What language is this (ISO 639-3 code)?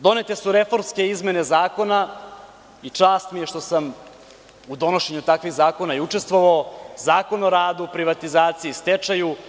srp